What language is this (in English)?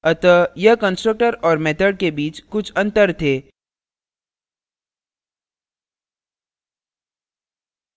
Hindi